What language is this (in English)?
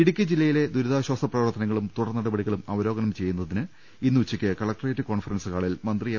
Malayalam